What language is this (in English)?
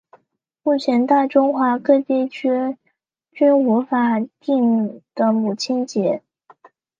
Chinese